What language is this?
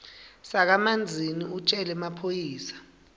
Swati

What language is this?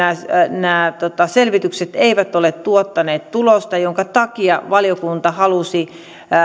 Finnish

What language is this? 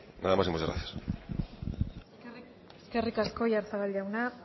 Basque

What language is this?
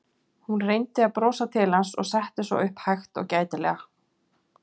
Icelandic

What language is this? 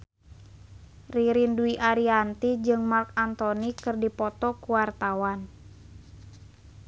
Sundanese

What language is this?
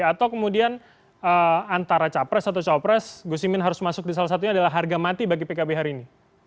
Indonesian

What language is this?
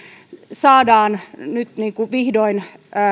Finnish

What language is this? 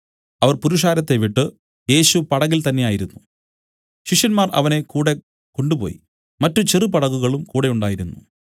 Malayalam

